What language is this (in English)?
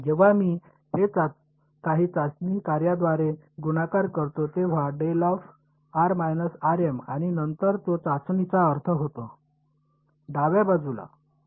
Marathi